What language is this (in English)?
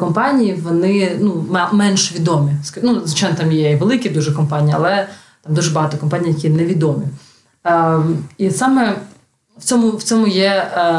Ukrainian